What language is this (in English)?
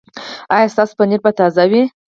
Pashto